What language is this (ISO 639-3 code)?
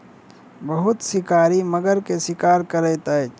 mai